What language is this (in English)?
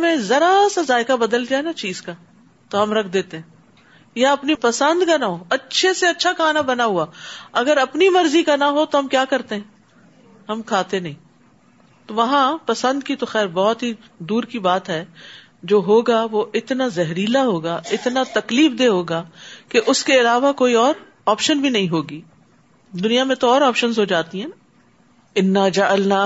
Urdu